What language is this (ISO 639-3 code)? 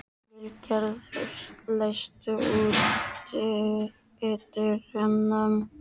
isl